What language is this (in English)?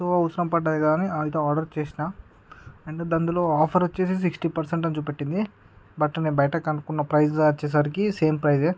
Telugu